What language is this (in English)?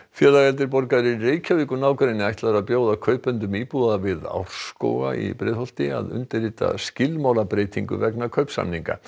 Icelandic